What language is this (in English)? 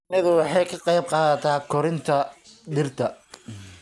Somali